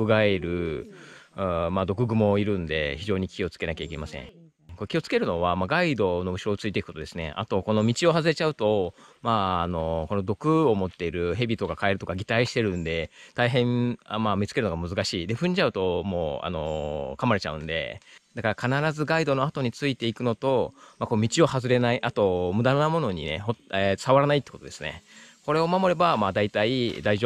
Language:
Japanese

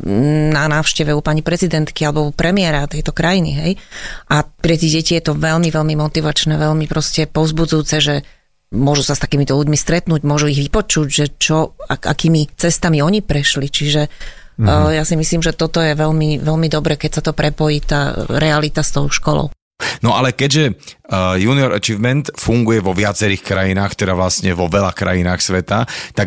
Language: Slovak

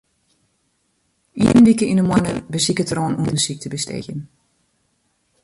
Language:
Western Frisian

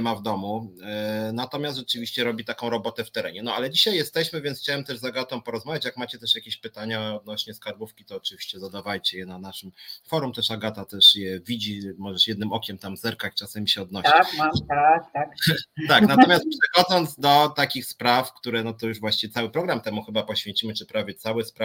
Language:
Polish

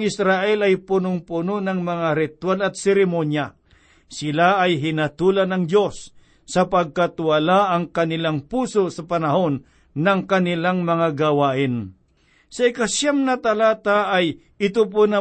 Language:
Filipino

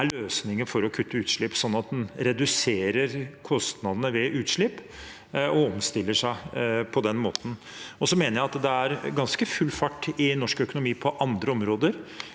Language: Norwegian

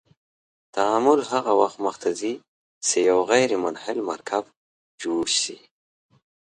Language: Pashto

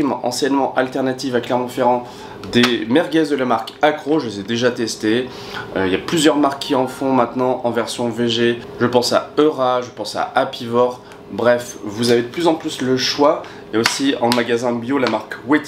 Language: French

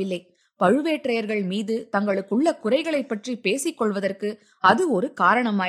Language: Tamil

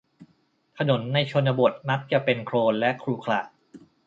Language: Thai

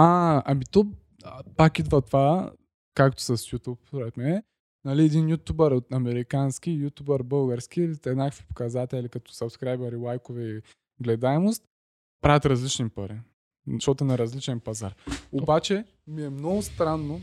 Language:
Bulgarian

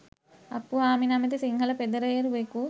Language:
Sinhala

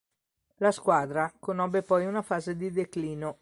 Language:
Italian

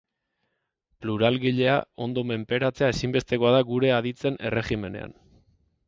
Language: Basque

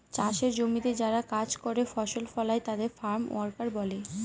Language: Bangla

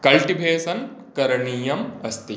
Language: Sanskrit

